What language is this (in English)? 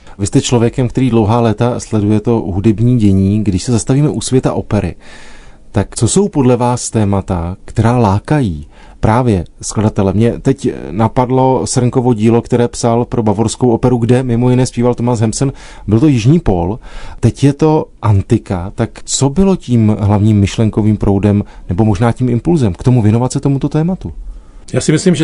Czech